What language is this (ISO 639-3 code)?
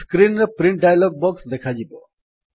ori